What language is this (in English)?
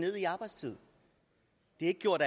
Danish